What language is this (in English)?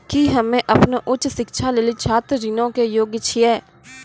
Maithili